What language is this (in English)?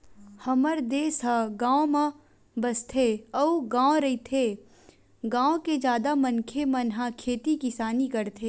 Chhattisgarhi